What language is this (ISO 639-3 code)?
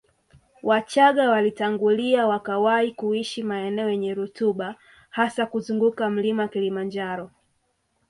swa